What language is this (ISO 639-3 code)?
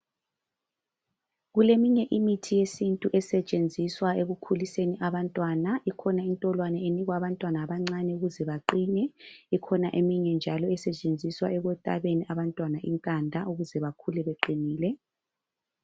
nde